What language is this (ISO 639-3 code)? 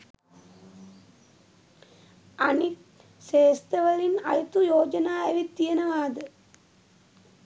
sin